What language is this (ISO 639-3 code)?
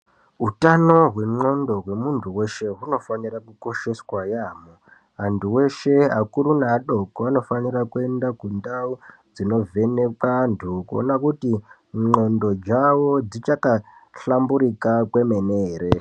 ndc